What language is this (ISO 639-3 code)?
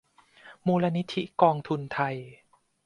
tha